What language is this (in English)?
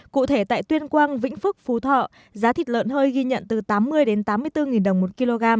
Vietnamese